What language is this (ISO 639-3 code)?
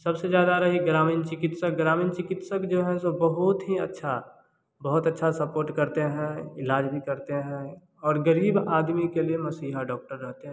hin